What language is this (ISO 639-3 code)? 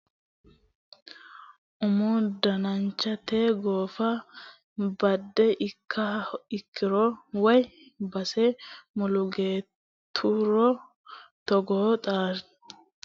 sid